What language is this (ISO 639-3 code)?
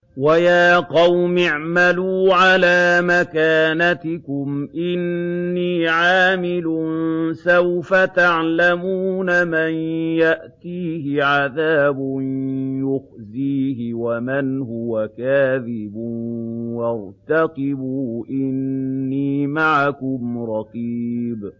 ara